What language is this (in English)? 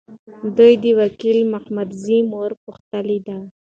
Pashto